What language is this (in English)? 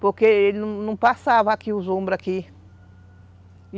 Portuguese